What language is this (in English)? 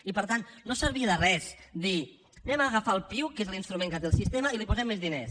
Catalan